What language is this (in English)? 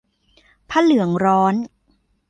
Thai